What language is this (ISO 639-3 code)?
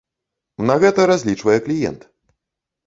bel